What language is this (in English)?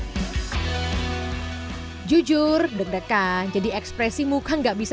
Indonesian